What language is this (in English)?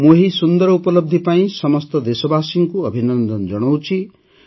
Odia